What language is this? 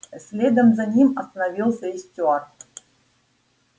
Russian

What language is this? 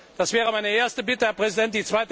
German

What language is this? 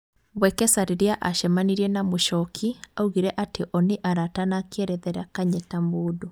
Kikuyu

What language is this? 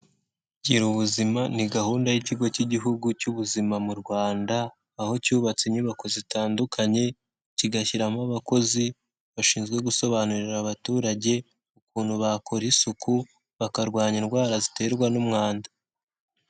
Kinyarwanda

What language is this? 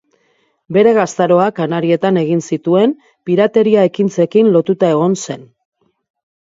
Basque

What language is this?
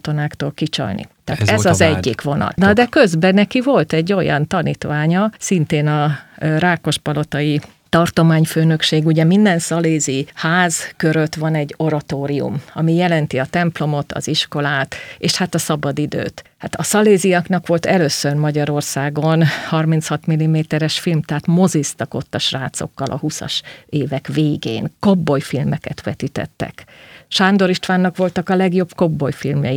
Hungarian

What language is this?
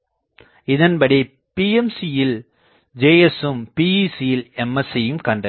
Tamil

